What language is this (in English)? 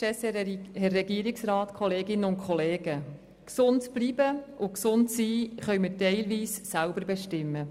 Swiss German